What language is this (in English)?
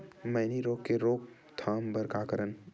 Chhattisgarhi